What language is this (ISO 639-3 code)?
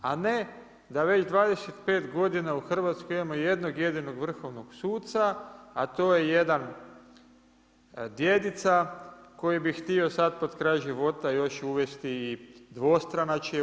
hrv